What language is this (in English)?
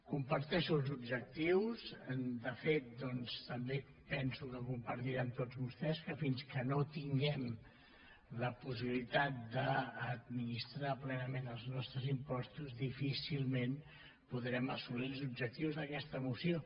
Catalan